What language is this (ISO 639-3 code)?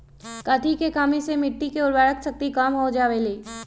mag